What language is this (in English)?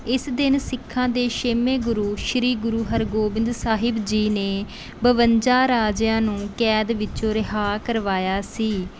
Punjabi